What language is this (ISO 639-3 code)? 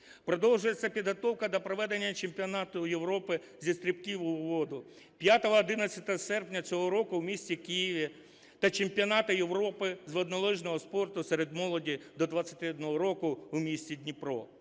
ukr